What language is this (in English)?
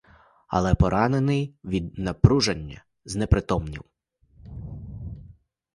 Ukrainian